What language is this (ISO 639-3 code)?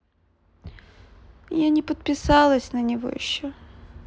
rus